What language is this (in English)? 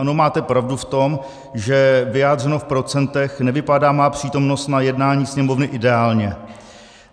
Czech